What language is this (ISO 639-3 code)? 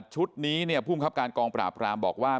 tha